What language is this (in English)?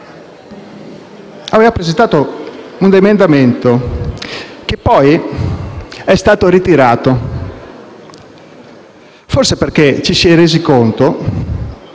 Italian